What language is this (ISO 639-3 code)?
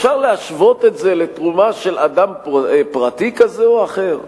heb